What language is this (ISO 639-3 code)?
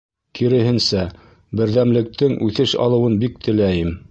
bak